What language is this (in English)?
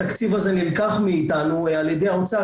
Hebrew